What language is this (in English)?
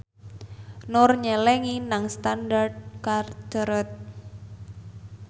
Javanese